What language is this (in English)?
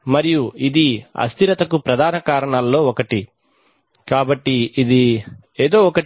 Telugu